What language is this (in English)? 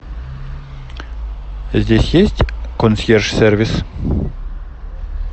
Russian